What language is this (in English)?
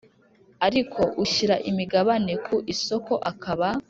Kinyarwanda